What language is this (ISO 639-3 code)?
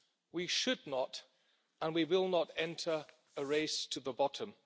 eng